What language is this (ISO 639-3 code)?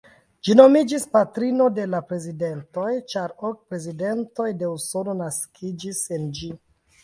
epo